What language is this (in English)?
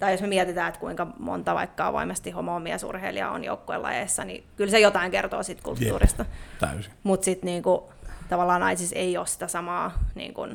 Finnish